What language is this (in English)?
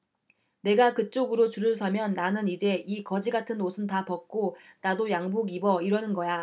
Korean